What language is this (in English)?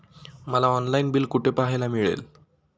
Marathi